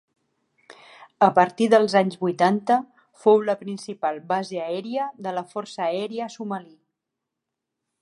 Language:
Catalan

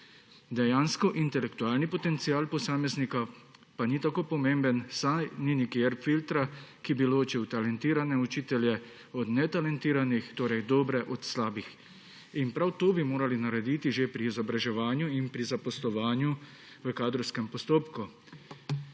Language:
Slovenian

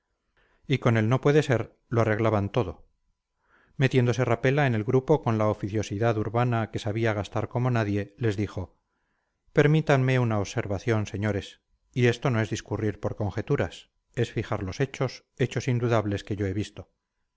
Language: Spanish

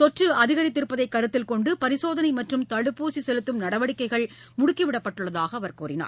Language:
Tamil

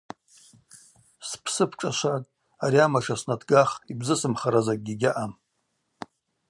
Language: Abaza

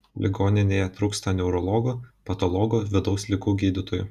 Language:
Lithuanian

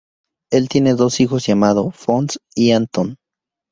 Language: Spanish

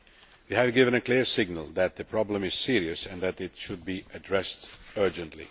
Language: English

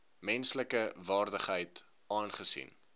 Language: Afrikaans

